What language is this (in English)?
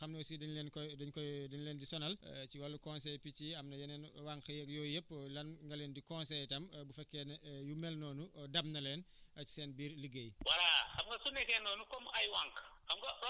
Wolof